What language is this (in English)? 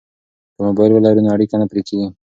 Pashto